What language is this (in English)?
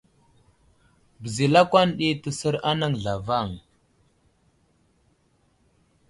Wuzlam